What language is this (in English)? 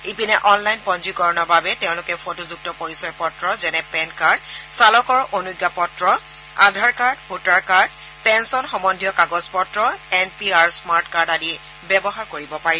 Assamese